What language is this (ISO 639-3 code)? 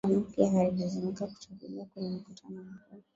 swa